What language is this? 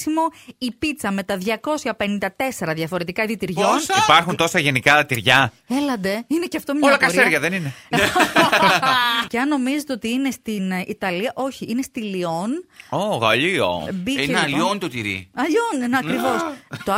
Greek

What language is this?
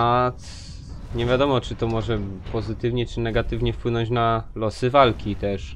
Polish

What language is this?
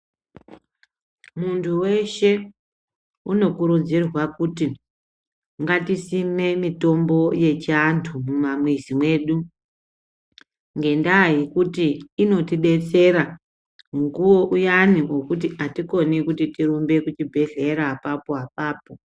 Ndau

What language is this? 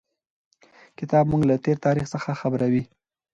Pashto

